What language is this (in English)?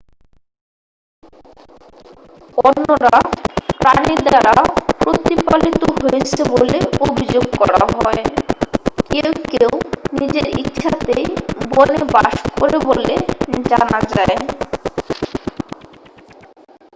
Bangla